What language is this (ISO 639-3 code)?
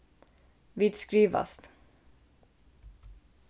fao